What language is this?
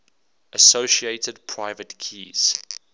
English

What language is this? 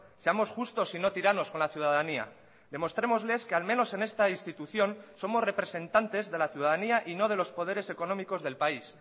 Spanish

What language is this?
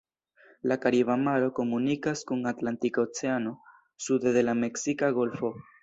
Esperanto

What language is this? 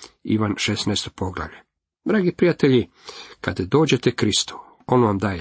Croatian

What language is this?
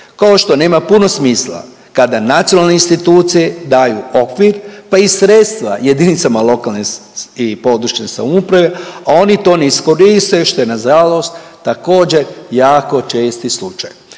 Croatian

